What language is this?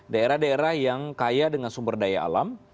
Indonesian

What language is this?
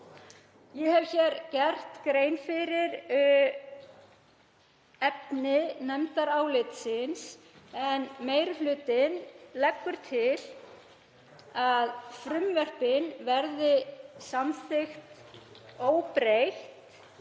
Icelandic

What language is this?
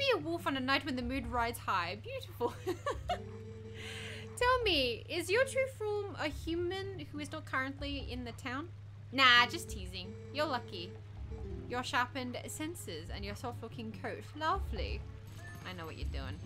English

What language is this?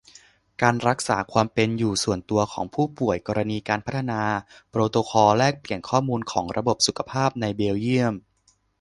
Thai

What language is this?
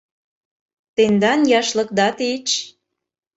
Mari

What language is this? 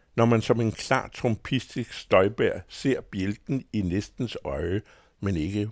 Danish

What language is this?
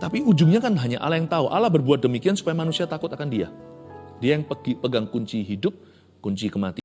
Indonesian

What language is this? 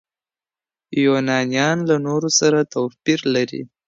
Pashto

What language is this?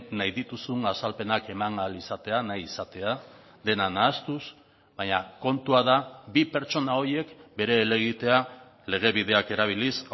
Basque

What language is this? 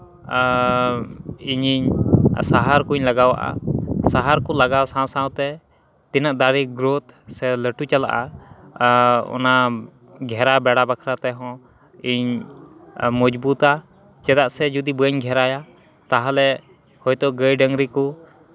Santali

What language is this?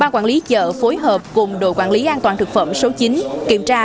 Vietnamese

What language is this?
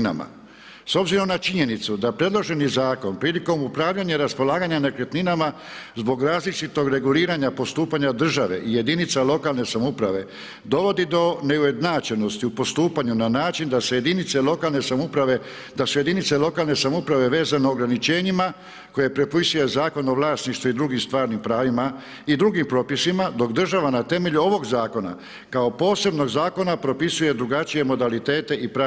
Croatian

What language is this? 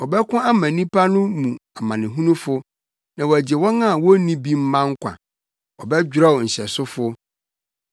Akan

